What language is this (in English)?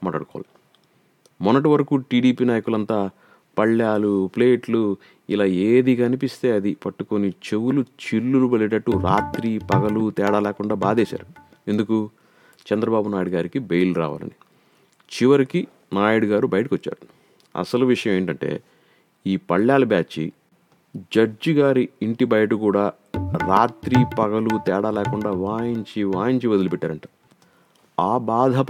Telugu